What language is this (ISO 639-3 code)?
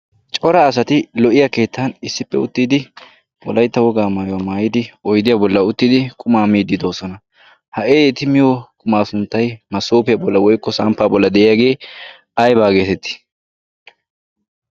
wal